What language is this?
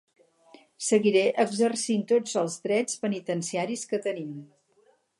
Catalan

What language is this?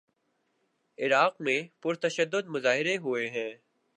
Urdu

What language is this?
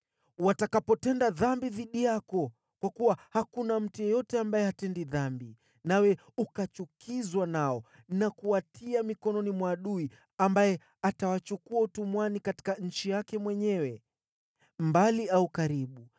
Swahili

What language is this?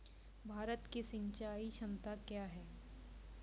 Maithili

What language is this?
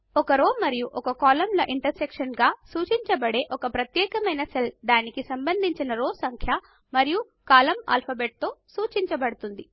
Telugu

